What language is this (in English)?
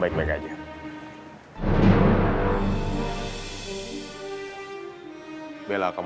Indonesian